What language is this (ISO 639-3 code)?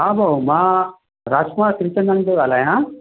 snd